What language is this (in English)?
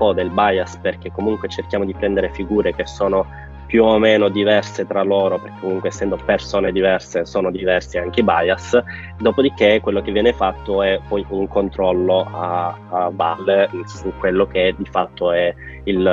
Italian